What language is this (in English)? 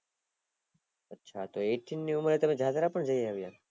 Gujarati